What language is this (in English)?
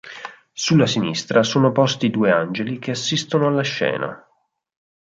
Italian